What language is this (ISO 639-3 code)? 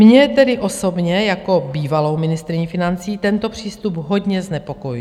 ces